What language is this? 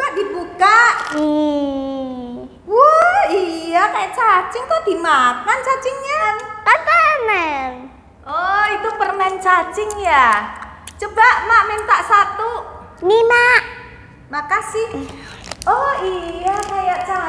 Indonesian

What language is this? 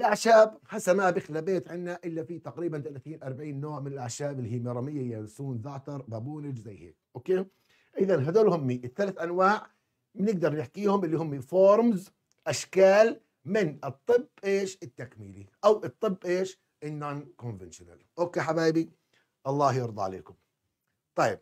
Arabic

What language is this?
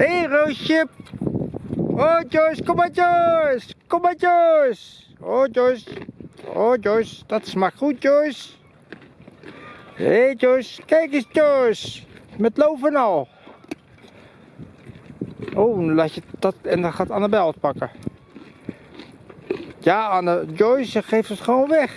Dutch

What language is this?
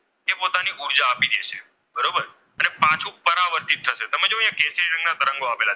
Gujarati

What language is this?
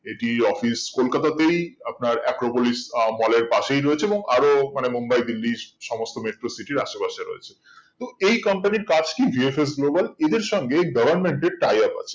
Bangla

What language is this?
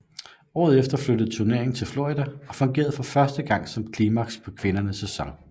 Danish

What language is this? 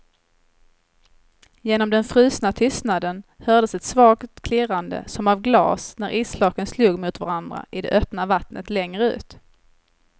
Swedish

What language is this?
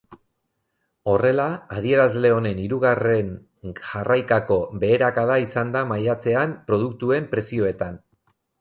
Basque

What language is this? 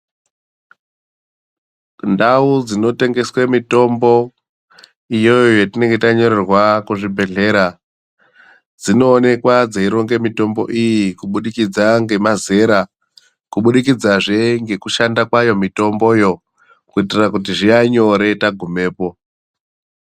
Ndau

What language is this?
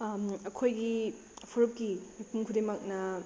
Manipuri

